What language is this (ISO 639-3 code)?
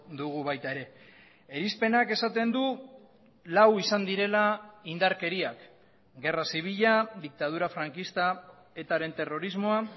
eus